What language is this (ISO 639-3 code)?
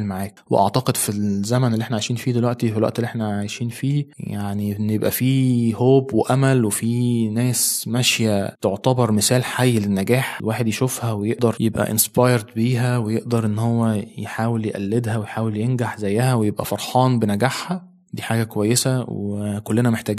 ara